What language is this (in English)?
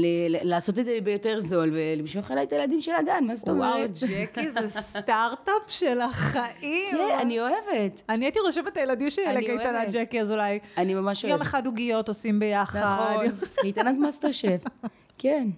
Hebrew